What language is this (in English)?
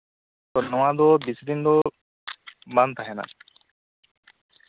Santali